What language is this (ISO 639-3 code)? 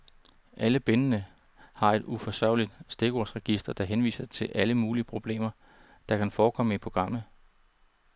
dan